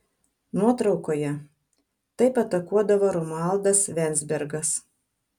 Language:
Lithuanian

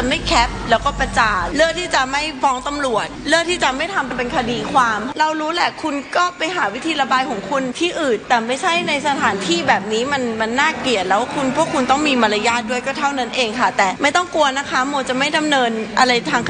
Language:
Thai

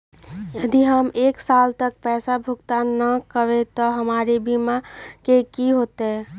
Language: Magahi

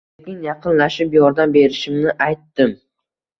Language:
Uzbek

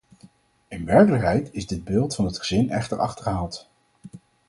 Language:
Dutch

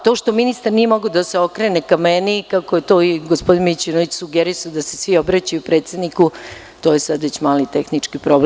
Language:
Serbian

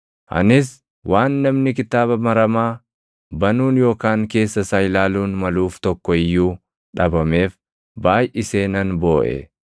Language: Oromo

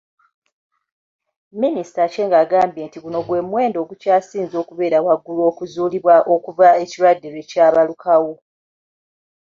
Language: Ganda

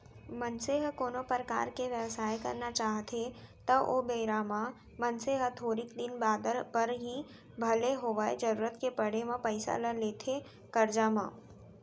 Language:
Chhattisgarhi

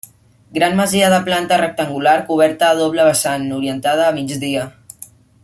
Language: Catalan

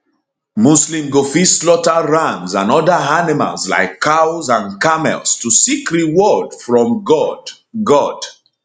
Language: Nigerian Pidgin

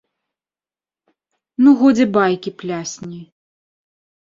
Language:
Belarusian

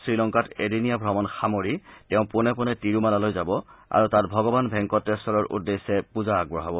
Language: Assamese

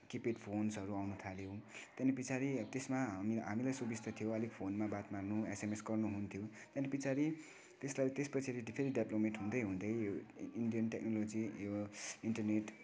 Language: Nepali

